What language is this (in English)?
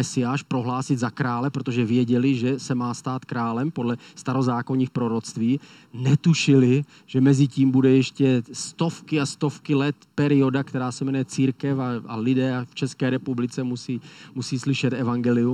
Czech